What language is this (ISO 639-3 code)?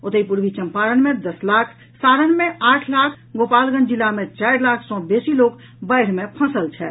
mai